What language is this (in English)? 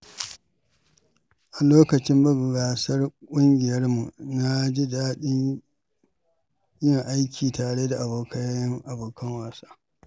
Hausa